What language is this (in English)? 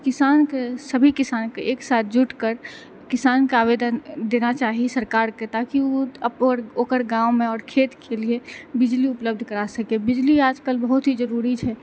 Maithili